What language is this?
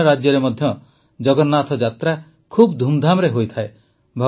Odia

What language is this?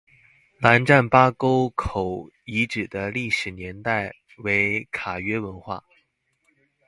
Chinese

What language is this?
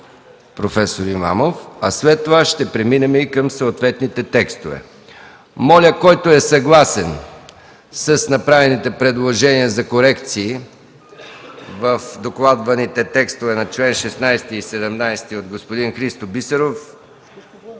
Bulgarian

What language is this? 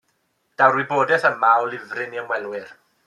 Welsh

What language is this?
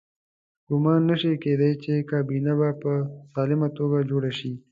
Pashto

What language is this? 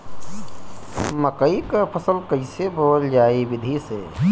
Bhojpuri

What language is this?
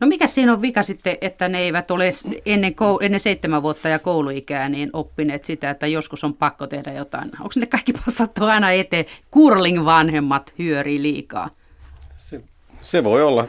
Finnish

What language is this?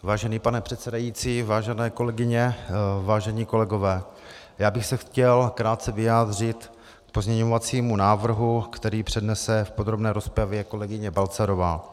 Czech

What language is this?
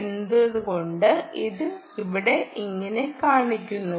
Malayalam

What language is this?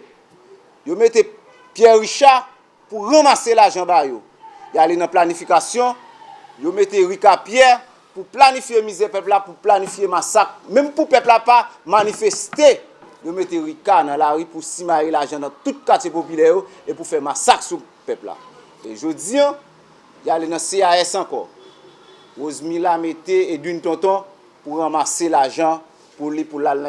French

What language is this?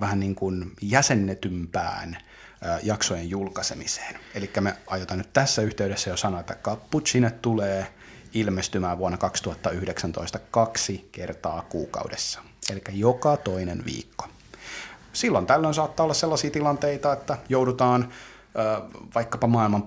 Finnish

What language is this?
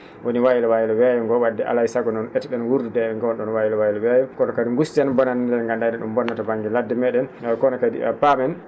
Fula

